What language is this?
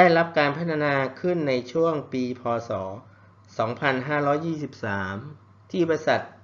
Thai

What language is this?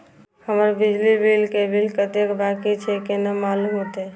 Maithili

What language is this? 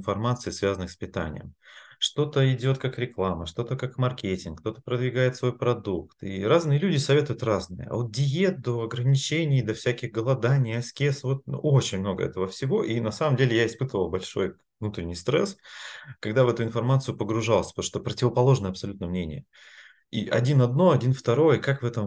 Russian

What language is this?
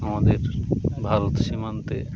Bangla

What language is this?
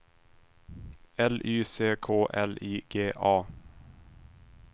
Swedish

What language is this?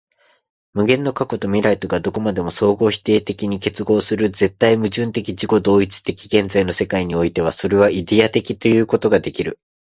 Japanese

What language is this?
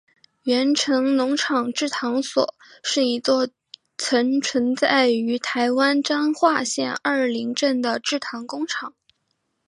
Chinese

